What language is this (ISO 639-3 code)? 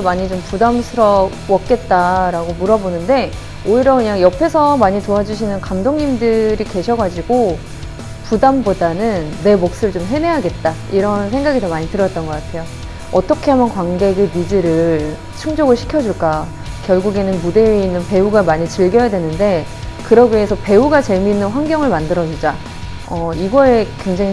kor